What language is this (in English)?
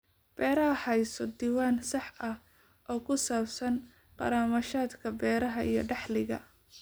Somali